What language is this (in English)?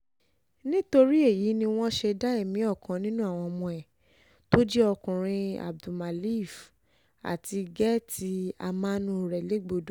Yoruba